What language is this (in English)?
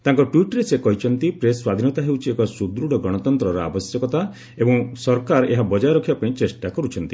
Odia